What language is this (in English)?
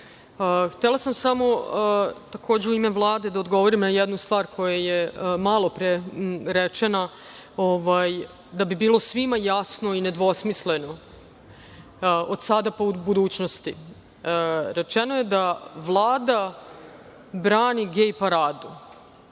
Serbian